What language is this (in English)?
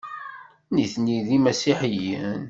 Kabyle